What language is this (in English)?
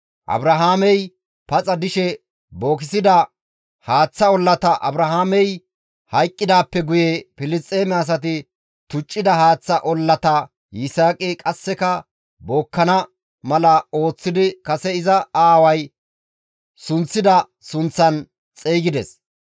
Gamo